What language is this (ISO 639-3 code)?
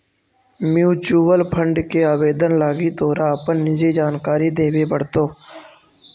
mag